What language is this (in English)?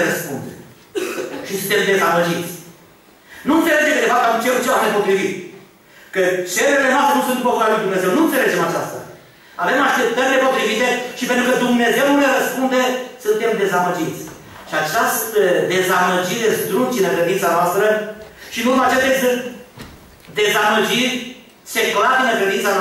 Romanian